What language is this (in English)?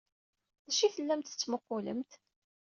Kabyle